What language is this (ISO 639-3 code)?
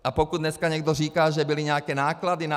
ces